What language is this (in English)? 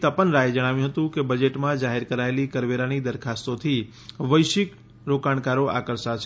Gujarati